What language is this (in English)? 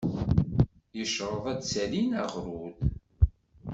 Kabyle